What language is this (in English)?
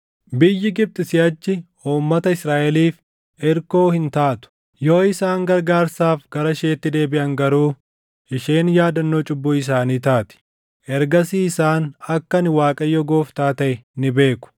Oromo